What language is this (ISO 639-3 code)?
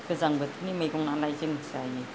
brx